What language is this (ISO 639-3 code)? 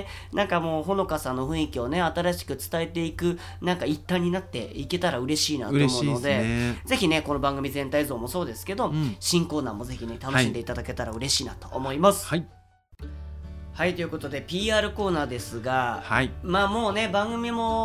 jpn